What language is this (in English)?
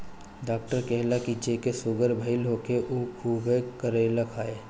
Bhojpuri